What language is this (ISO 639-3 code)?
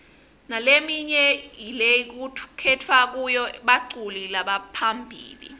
ssw